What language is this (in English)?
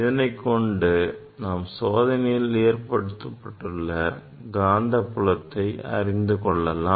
Tamil